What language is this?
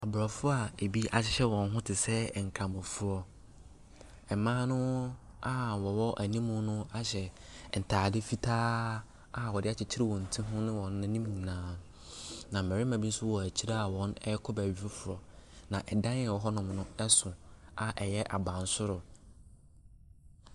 Akan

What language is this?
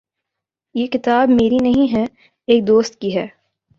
Urdu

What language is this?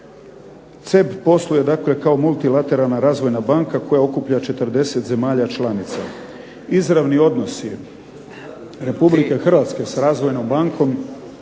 Croatian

